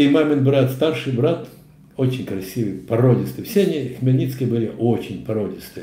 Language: Russian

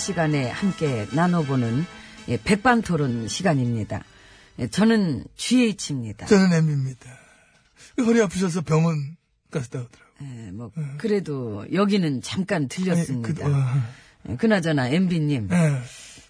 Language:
Korean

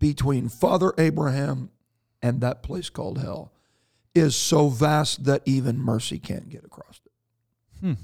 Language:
English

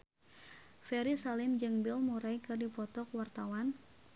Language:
Sundanese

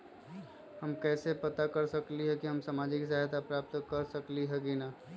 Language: Magahi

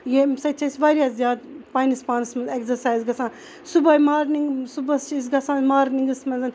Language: Kashmiri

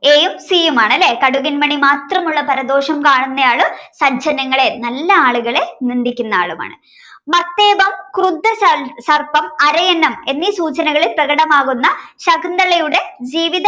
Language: Malayalam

